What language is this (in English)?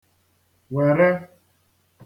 Igbo